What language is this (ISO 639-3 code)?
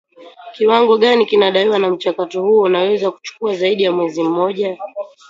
swa